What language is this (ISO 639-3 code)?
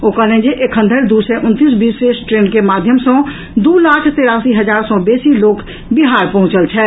mai